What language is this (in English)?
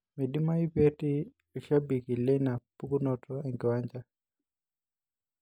Masai